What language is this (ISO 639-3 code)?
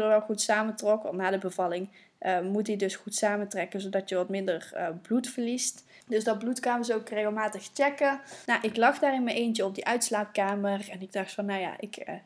nld